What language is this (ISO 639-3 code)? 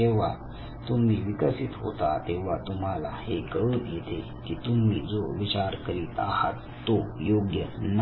mar